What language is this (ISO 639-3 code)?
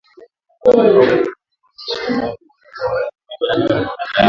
swa